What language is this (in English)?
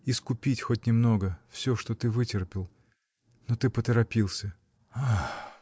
Russian